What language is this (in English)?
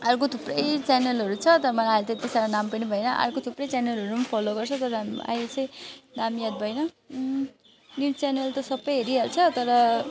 Nepali